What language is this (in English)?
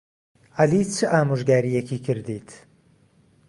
Central Kurdish